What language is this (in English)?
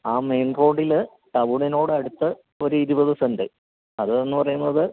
Malayalam